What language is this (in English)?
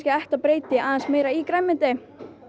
Icelandic